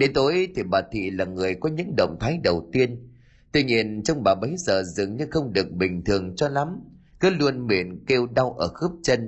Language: Vietnamese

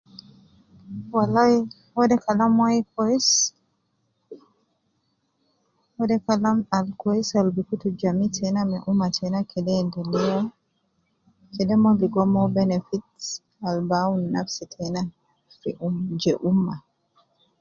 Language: Nubi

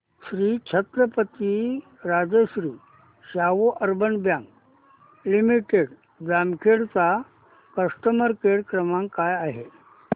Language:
Marathi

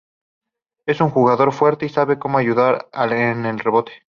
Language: Spanish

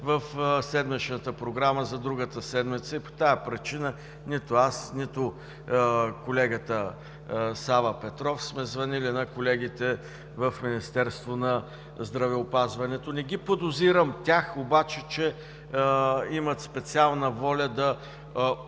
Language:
Bulgarian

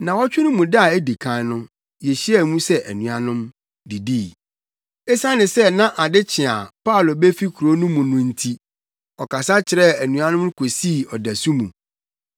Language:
Akan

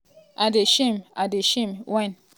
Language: Nigerian Pidgin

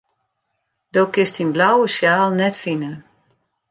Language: Western Frisian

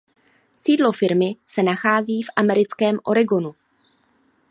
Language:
Czech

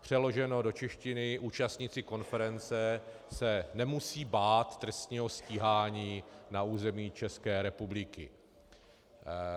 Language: Czech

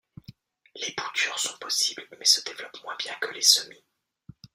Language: French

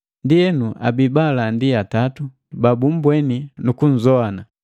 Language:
Matengo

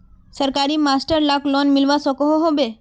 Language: Magahi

